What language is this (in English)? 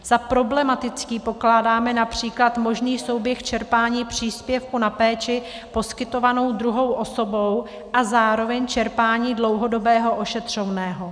Czech